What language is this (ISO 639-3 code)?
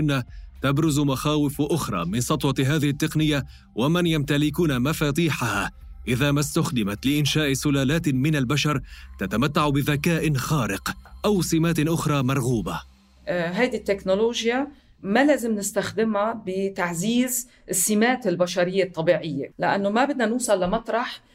ara